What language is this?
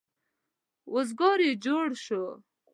Pashto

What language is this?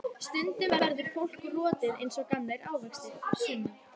Icelandic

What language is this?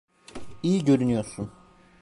Turkish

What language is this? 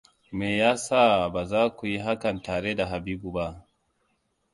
Hausa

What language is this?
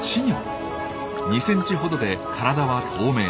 Japanese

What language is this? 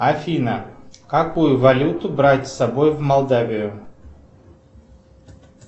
Russian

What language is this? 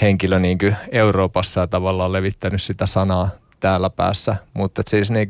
Finnish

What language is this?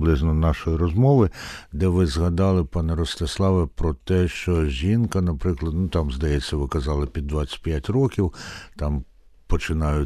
Ukrainian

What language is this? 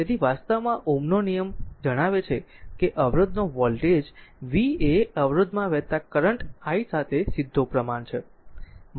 Gujarati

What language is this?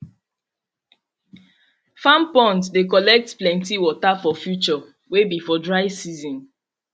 Nigerian Pidgin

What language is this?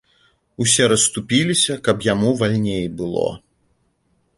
Belarusian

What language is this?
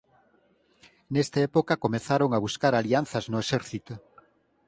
Galician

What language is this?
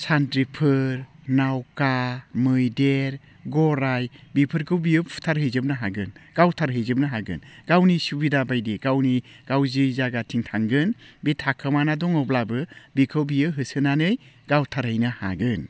Bodo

